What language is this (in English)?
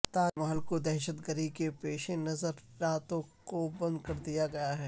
Urdu